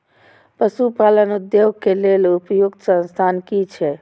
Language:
Maithili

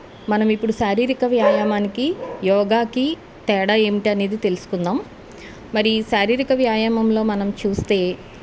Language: Telugu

